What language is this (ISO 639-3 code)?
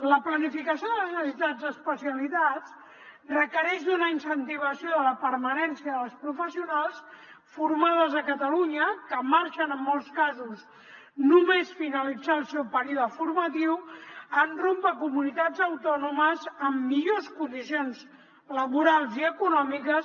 cat